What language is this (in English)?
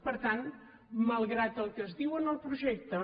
Catalan